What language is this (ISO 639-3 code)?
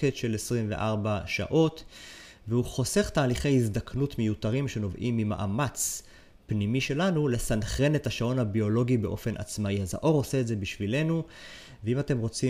heb